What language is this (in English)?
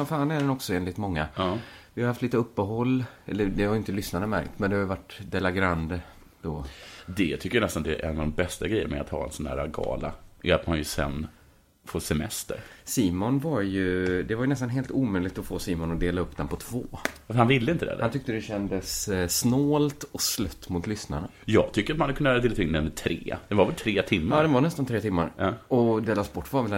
Swedish